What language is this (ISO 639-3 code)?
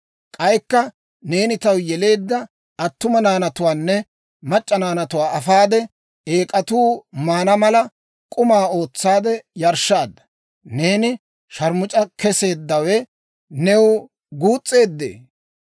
dwr